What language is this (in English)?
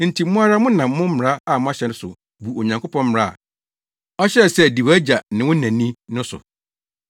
Akan